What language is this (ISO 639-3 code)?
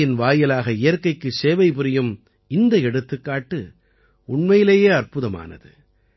tam